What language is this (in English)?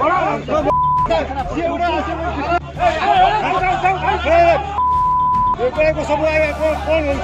Turkish